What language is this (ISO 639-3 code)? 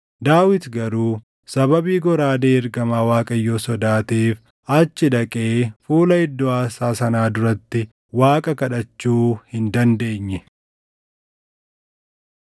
orm